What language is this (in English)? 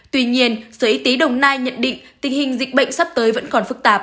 Vietnamese